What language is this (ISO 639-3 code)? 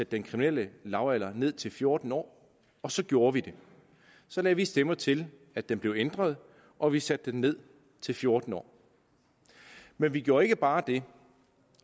dan